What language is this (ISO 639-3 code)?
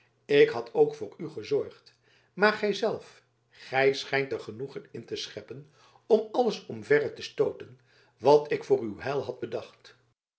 nld